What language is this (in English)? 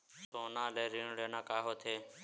Chhattisgarhi